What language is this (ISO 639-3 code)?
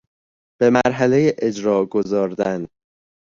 fas